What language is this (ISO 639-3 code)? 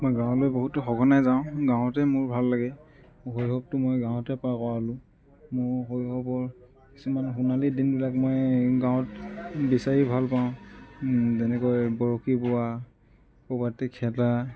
asm